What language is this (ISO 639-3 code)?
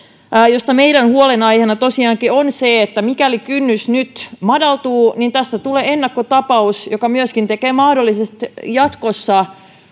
fin